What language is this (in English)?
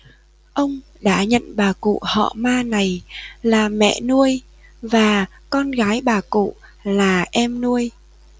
Vietnamese